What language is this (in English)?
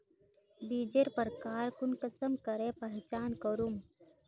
Magahi